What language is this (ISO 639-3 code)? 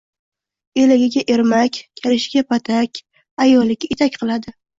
uzb